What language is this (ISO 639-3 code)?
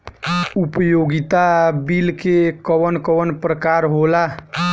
bho